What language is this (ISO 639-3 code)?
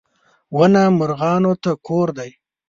pus